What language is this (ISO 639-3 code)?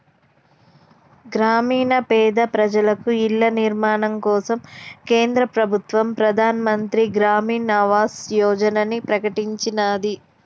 tel